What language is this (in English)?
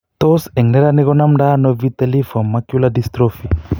Kalenjin